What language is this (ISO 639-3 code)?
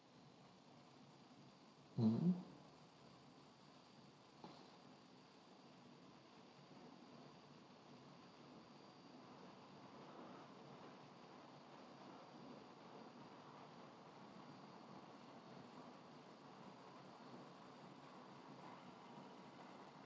eng